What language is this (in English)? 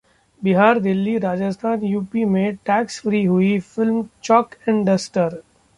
Hindi